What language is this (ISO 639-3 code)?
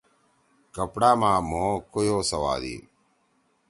trw